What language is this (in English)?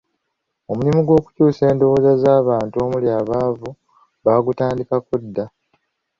Ganda